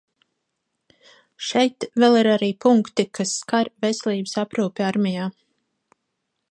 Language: Latvian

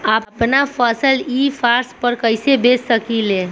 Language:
Bhojpuri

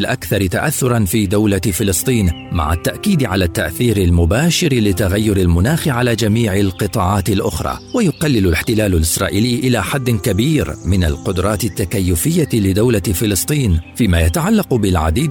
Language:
Arabic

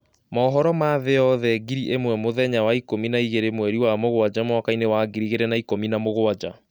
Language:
Kikuyu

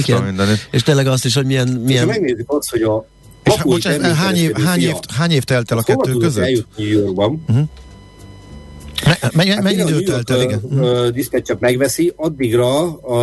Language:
Hungarian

